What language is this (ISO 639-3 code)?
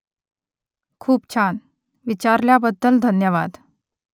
mar